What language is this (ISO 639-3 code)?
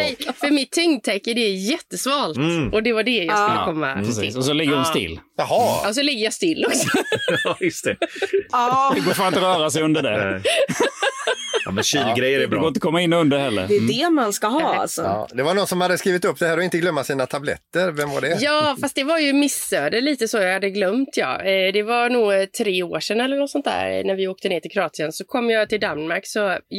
swe